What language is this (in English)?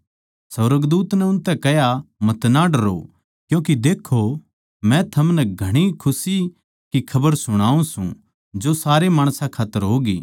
Haryanvi